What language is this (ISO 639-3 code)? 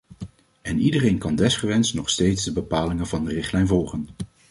nld